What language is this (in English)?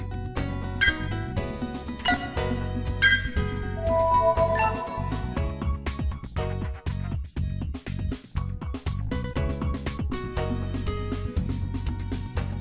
Vietnamese